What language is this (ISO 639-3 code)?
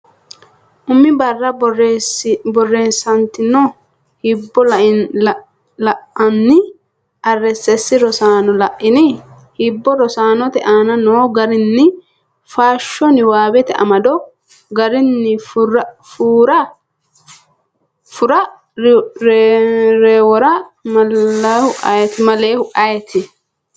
sid